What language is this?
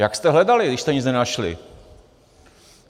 Czech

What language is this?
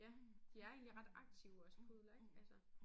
Danish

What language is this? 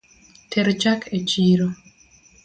Luo (Kenya and Tanzania)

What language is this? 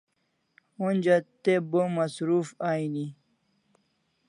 Kalasha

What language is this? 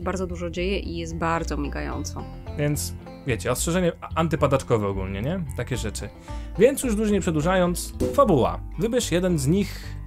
Polish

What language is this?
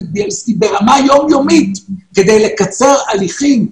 Hebrew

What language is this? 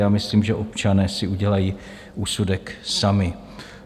Czech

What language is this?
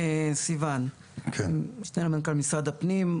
Hebrew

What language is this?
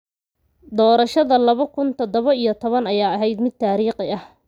Somali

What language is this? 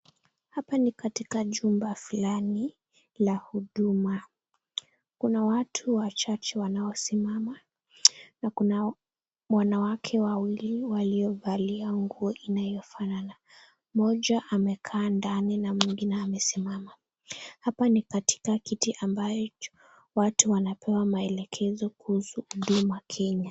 Swahili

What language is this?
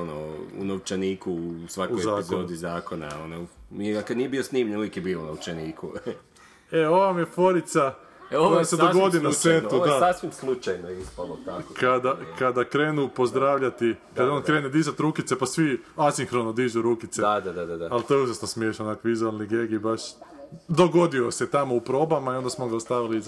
Croatian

